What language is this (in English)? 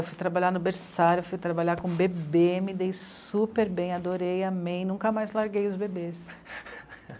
Portuguese